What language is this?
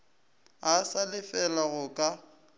Northern Sotho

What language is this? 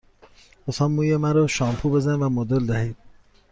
Persian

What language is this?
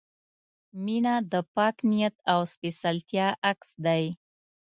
Pashto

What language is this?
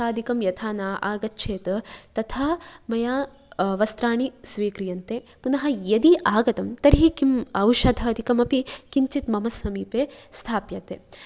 Sanskrit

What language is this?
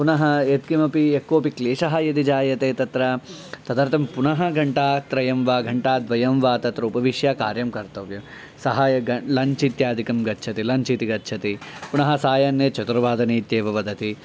Sanskrit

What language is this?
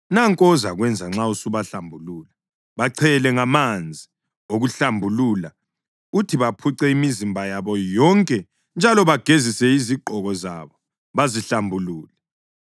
North Ndebele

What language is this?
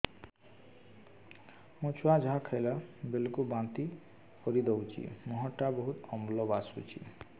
Odia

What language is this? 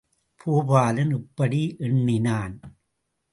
Tamil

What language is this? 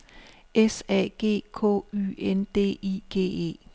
Danish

